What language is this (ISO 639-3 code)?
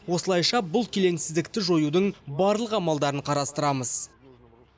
kaz